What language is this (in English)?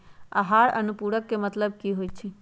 Magahi